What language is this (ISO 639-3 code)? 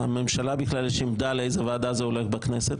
heb